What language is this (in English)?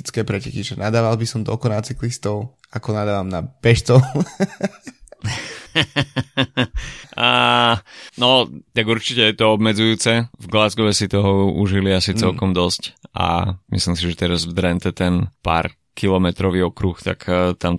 Slovak